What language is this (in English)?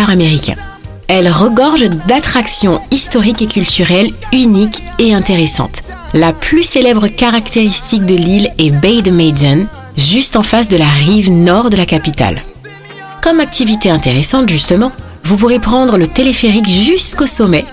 French